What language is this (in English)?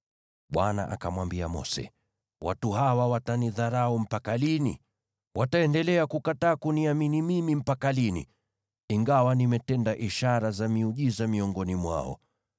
Swahili